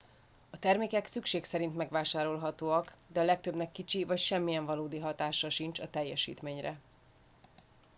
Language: Hungarian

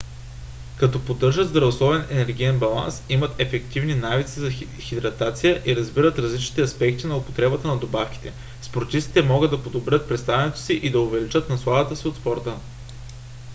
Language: Bulgarian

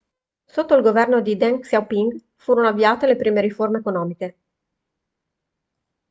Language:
Italian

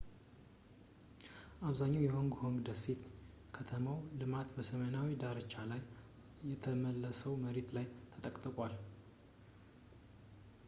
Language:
Amharic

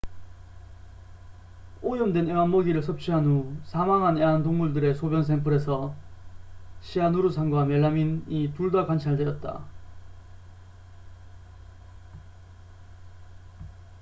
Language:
Korean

